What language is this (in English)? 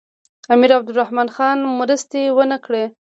Pashto